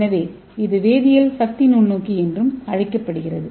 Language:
Tamil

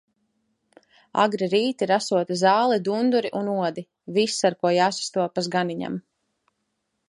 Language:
Latvian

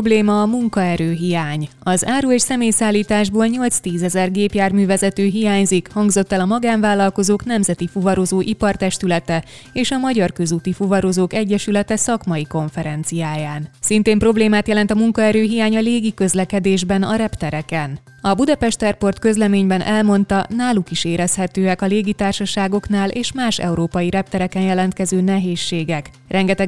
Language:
Hungarian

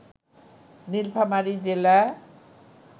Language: Bangla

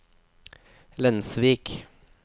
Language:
Norwegian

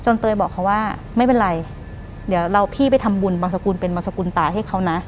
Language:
Thai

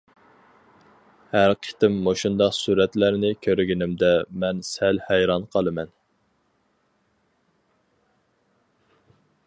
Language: Uyghur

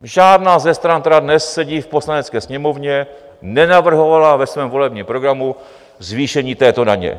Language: Czech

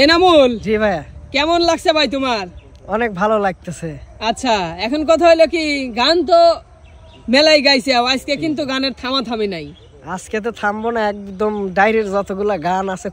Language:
Bangla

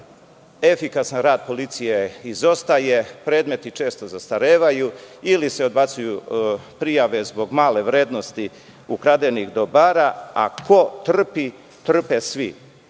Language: Serbian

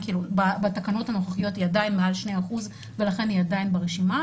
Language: Hebrew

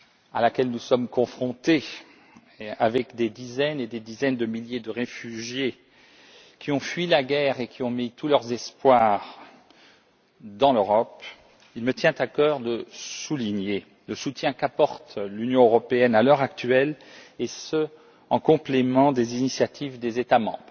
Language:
French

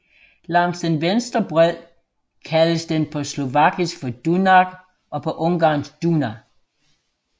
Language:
Danish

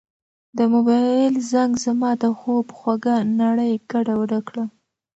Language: Pashto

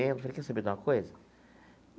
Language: Portuguese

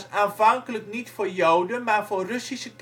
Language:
Dutch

